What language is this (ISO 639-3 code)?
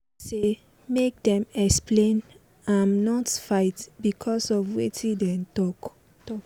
pcm